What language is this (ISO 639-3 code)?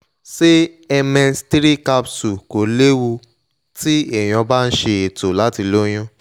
yor